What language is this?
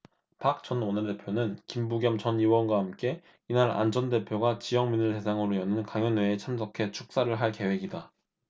Korean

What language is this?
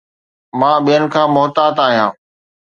Sindhi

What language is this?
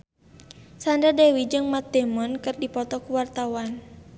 Sundanese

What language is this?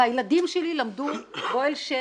Hebrew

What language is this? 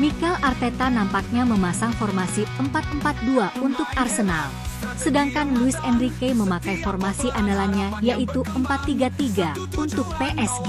Indonesian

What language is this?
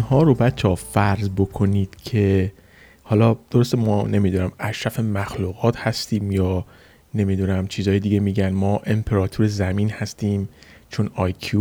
Persian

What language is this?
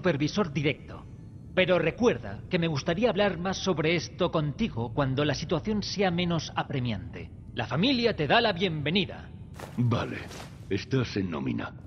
Spanish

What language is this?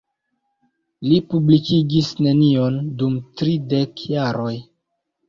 Esperanto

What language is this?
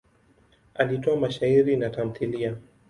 Swahili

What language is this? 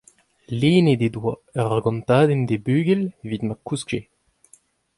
Breton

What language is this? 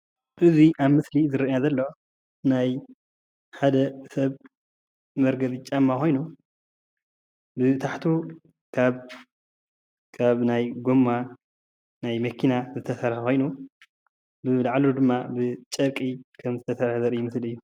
Tigrinya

